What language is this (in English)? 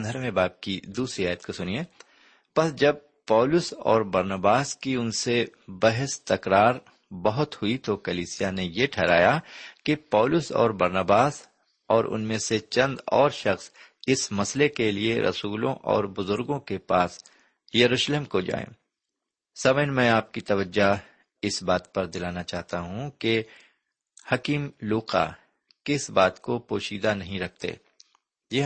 Urdu